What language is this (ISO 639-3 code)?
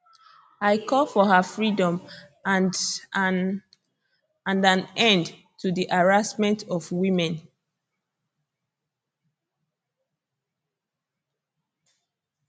pcm